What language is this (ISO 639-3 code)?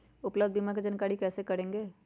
mag